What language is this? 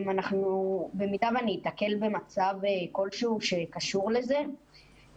Hebrew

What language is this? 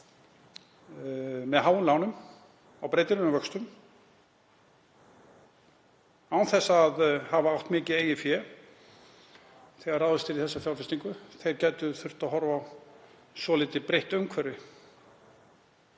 Icelandic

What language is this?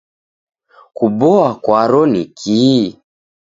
Taita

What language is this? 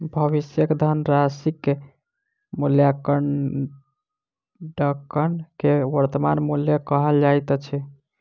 Maithili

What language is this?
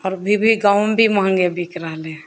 Maithili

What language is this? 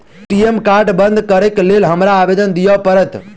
Maithili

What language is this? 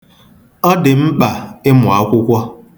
Igbo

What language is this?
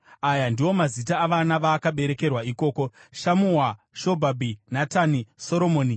Shona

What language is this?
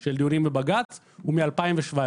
Hebrew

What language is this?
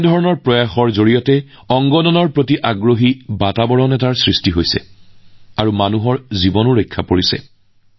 Assamese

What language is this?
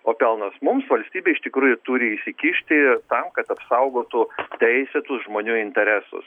Lithuanian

